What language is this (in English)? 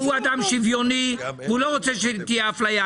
Hebrew